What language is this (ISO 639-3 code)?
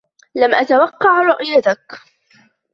ara